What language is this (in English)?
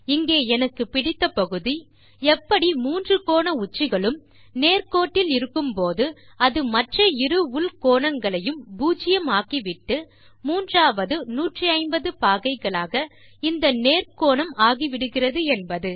Tamil